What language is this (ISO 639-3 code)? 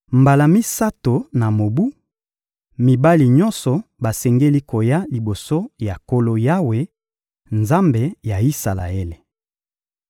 lin